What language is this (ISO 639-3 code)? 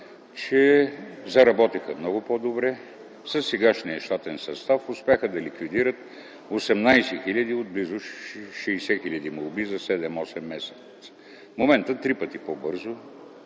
bul